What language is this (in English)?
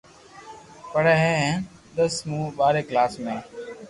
Loarki